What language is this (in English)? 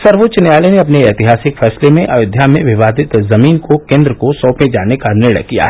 Hindi